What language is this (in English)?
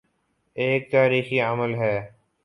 Urdu